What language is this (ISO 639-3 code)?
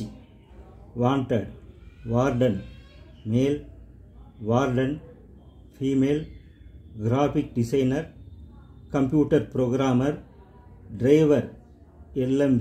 nor